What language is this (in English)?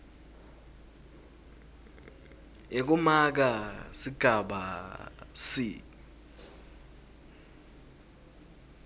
Swati